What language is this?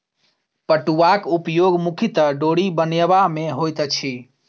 Maithili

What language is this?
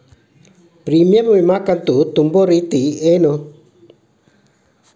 Kannada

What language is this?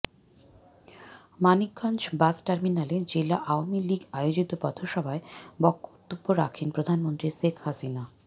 Bangla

